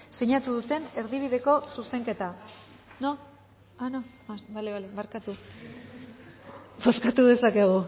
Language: Basque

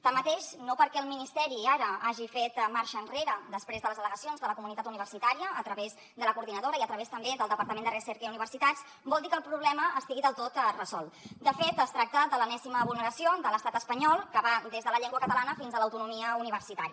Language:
Catalan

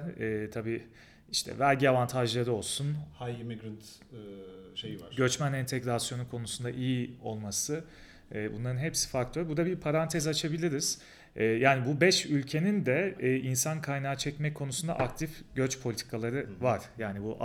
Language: Turkish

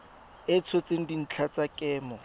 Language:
Tswana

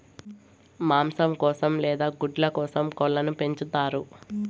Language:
Telugu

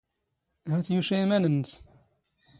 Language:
Standard Moroccan Tamazight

